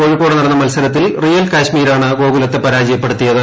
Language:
Malayalam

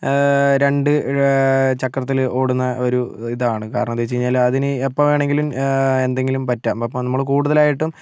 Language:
Malayalam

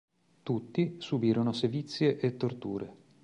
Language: Italian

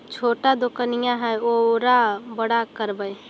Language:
Magahi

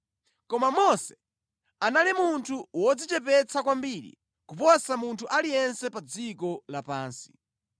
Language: Nyanja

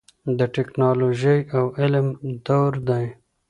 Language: Pashto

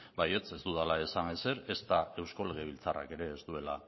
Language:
Basque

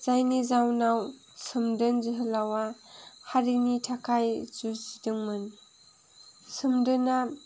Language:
Bodo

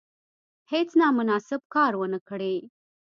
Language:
Pashto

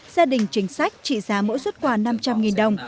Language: Vietnamese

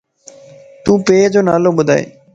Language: Lasi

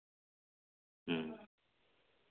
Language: Santali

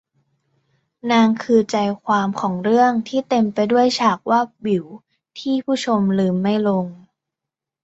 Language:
Thai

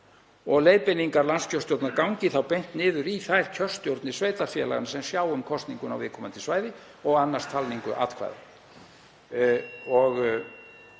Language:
Icelandic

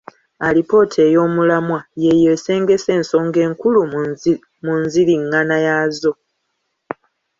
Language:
Ganda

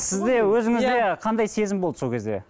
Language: Kazakh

